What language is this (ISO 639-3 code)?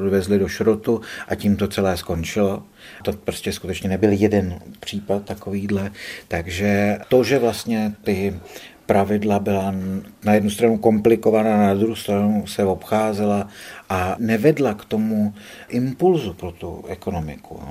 ces